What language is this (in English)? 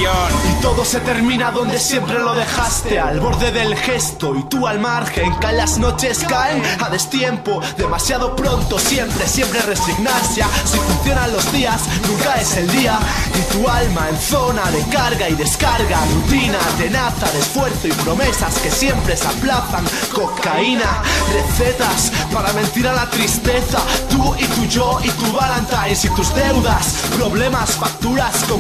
Spanish